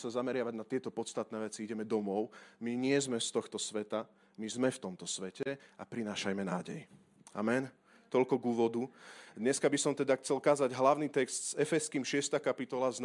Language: Slovak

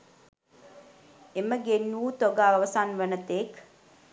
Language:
Sinhala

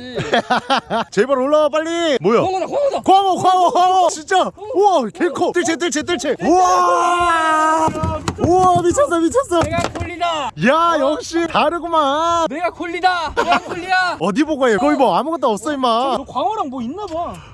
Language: Korean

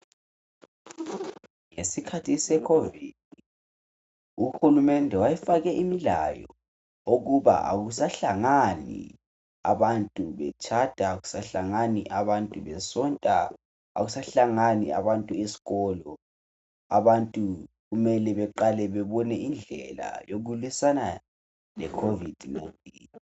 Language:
North Ndebele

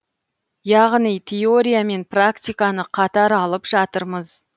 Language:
Kazakh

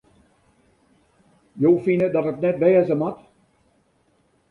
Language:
Western Frisian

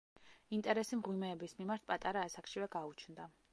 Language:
Georgian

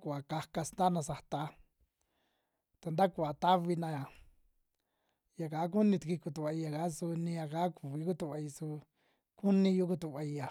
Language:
Western Juxtlahuaca Mixtec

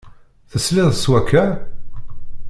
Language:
Kabyle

